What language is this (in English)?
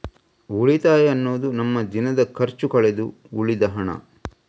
Kannada